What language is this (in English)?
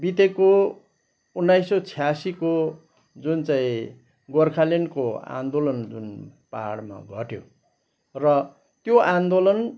Nepali